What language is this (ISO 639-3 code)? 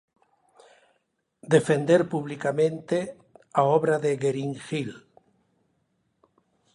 glg